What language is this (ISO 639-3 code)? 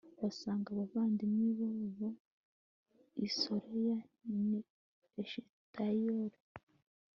kin